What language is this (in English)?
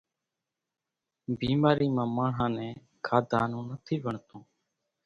Kachi Koli